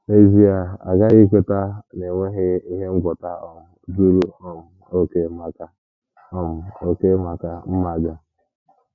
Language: Igbo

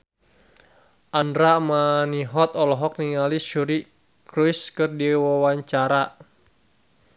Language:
Sundanese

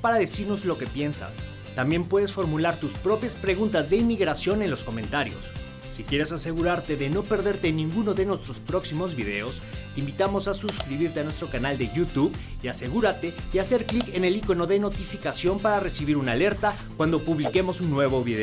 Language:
Spanish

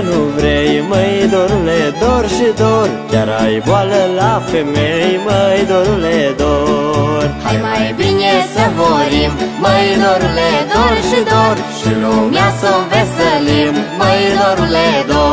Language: Romanian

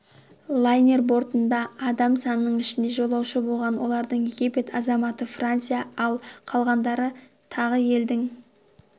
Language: Kazakh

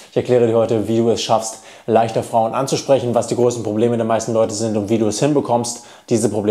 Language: German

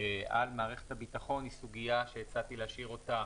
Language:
Hebrew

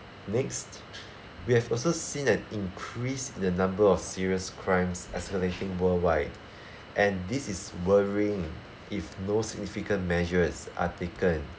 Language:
English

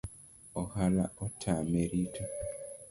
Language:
Luo (Kenya and Tanzania)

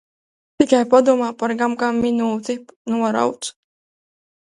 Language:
Latvian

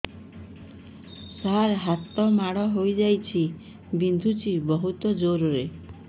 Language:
Odia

